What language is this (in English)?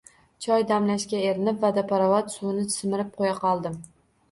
Uzbek